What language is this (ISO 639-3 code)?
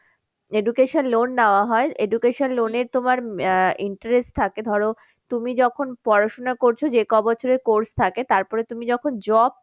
ben